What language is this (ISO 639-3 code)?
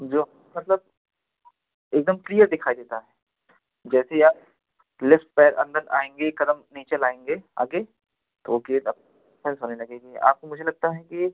hin